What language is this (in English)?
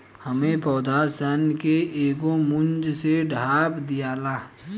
Bhojpuri